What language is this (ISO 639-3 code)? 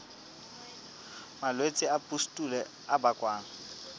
sot